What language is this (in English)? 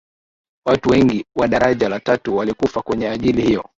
Swahili